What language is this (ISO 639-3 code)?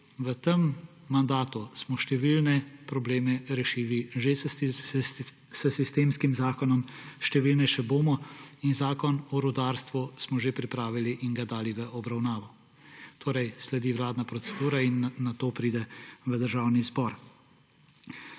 slv